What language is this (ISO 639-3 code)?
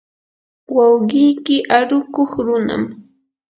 qur